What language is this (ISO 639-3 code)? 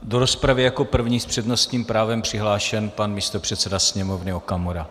ces